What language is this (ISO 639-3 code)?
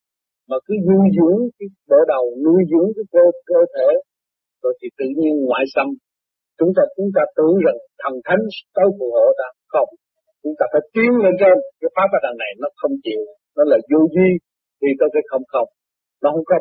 vie